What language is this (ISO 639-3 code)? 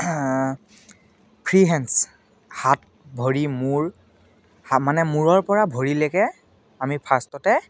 asm